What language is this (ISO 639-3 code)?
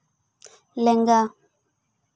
sat